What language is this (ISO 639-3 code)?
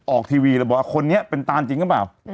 tha